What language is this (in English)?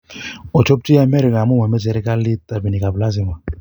Kalenjin